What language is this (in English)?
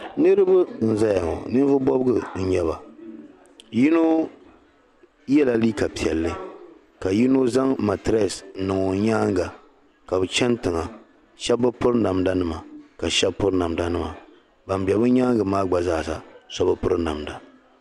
Dagbani